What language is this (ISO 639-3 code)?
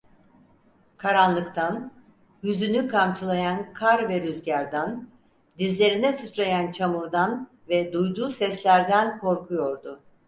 tur